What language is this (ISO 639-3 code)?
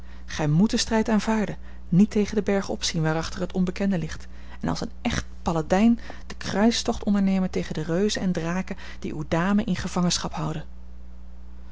nld